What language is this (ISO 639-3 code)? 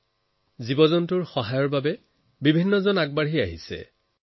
asm